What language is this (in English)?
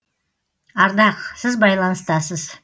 Kazakh